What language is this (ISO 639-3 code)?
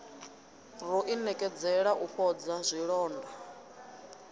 ven